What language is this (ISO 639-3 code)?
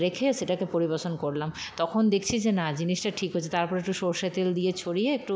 ben